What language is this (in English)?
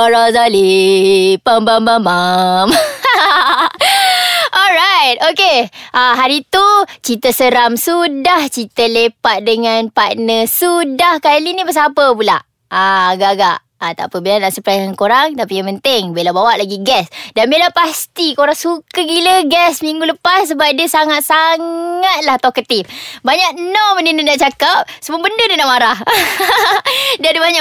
Malay